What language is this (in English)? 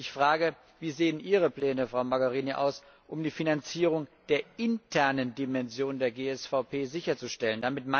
German